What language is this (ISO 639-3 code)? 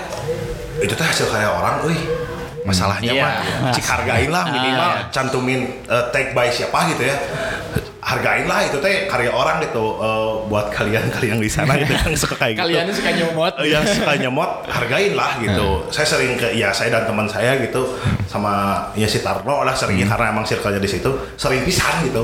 ind